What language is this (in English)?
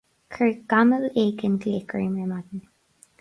Irish